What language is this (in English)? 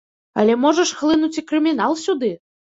Belarusian